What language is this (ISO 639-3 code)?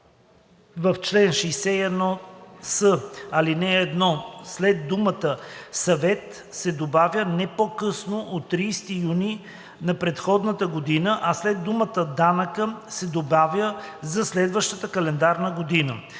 bul